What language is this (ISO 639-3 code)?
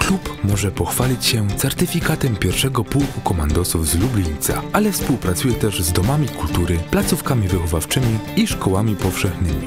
pol